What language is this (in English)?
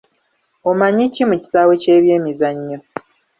Ganda